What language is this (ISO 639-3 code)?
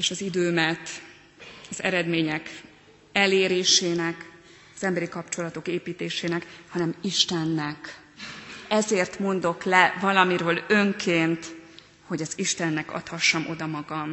hun